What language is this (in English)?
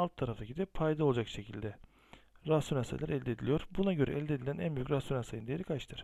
Turkish